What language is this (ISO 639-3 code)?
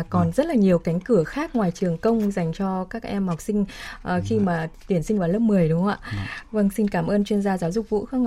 vie